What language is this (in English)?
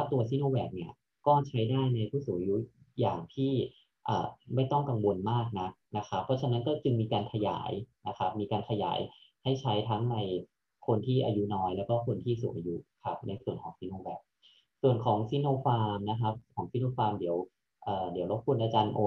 Thai